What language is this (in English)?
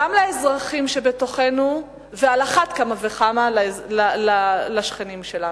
Hebrew